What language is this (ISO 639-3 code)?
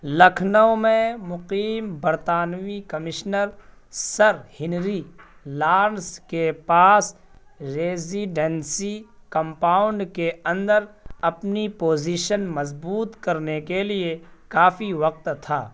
urd